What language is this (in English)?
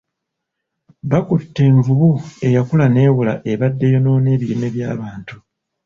Ganda